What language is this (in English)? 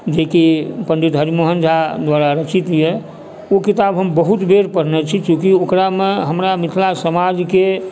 Maithili